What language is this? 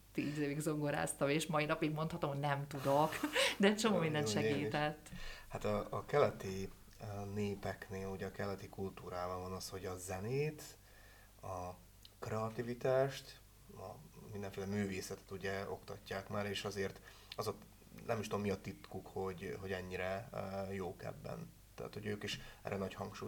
Hungarian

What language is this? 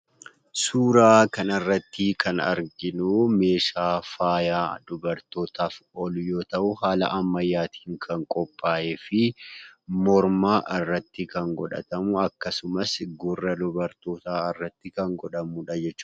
Oromo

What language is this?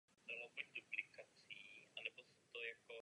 Czech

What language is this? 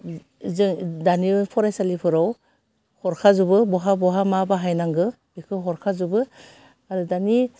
Bodo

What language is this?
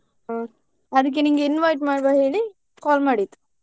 Kannada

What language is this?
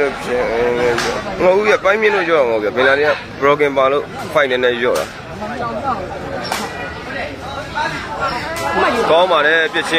Arabic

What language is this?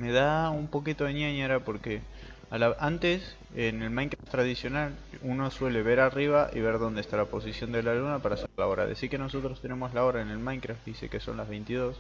Spanish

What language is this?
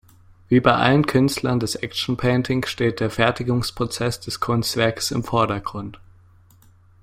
German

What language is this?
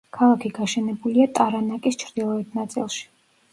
Georgian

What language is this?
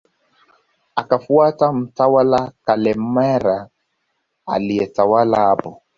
Swahili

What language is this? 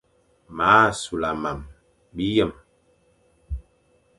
Fang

